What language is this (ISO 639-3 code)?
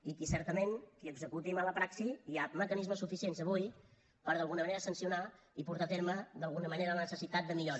cat